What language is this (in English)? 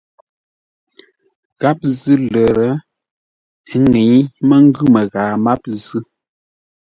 Ngombale